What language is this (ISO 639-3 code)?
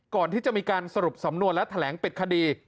tha